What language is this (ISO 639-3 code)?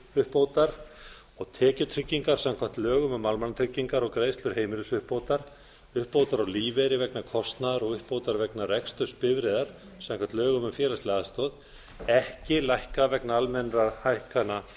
isl